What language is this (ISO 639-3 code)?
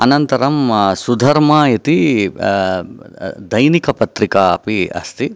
san